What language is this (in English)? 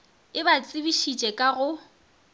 Northern Sotho